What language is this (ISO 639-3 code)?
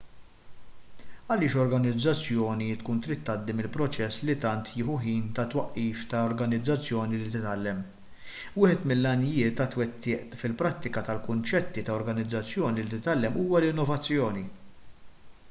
mlt